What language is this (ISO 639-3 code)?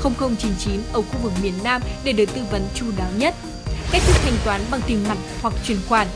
vie